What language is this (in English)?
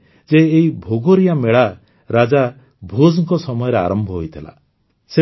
Odia